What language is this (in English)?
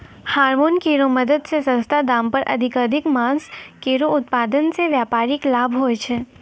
Maithili